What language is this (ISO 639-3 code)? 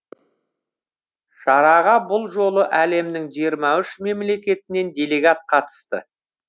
kaz